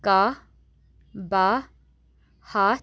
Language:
Kashmiri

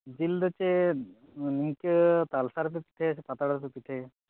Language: Santali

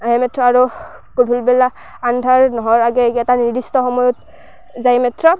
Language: Assamese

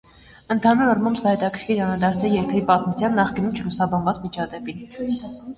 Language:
Armenian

